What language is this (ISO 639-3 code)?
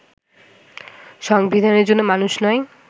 ben